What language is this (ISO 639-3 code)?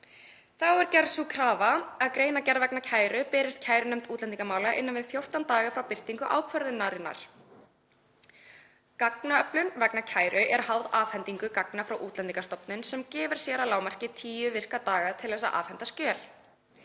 isl